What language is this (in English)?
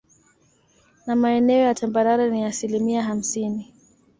Swahili